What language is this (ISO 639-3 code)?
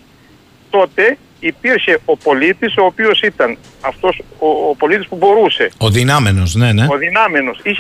ell